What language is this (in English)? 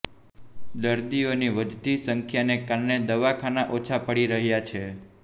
Gujarati